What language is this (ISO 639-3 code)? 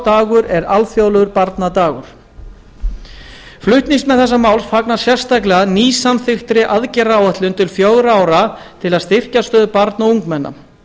isl